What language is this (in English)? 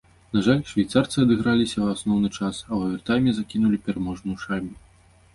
Belarusian